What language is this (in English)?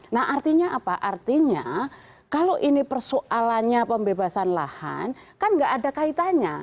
Indonesian